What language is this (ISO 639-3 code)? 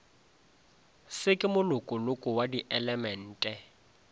nso